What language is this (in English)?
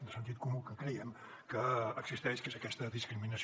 Catalan